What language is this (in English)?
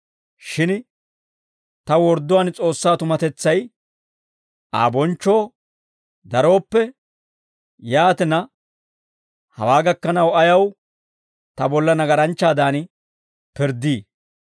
Dawro